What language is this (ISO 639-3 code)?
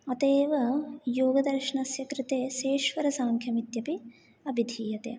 san